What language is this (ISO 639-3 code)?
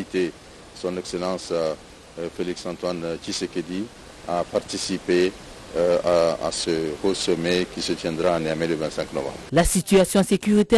fra